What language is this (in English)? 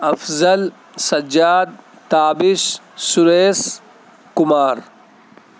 Urdu